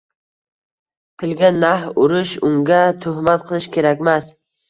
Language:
Uzbek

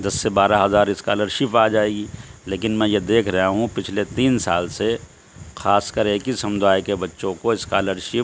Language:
Urdu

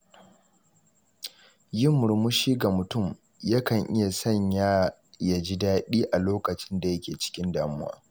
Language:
Hausa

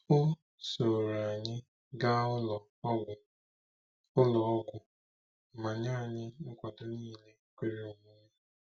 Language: Igbo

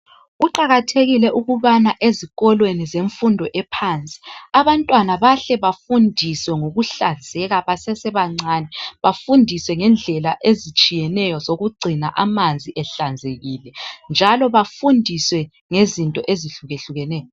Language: North Ndebele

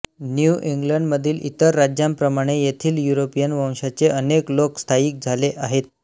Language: Marathi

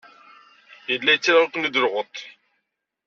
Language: Kabyle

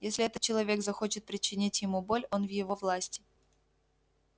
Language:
Russian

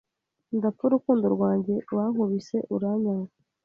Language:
Kinyarwanda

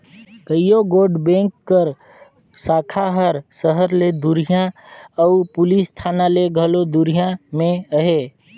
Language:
Chhattisgarhi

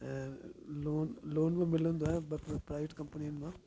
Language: Sindhi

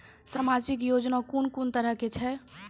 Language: Maithili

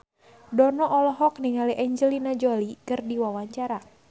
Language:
Sundanese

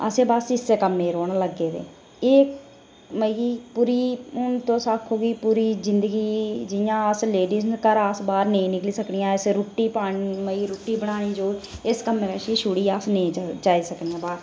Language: Dogri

